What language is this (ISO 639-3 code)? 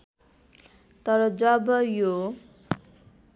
nep